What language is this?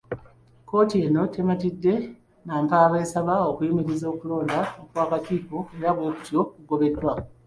Ganda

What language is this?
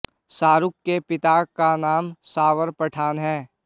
Hindi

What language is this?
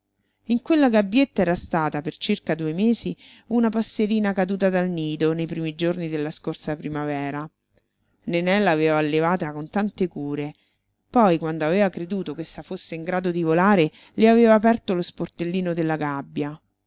Italian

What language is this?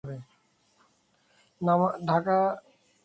Bangla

